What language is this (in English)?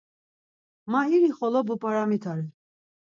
Laz